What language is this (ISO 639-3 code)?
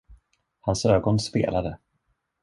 swe